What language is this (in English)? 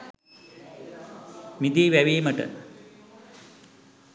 Sinhala